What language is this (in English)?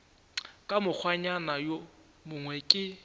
Northern Sotho